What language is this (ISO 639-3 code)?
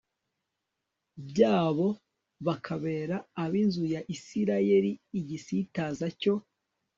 kin